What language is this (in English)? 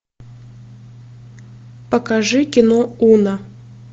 Russian